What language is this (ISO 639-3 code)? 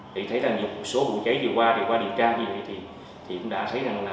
vie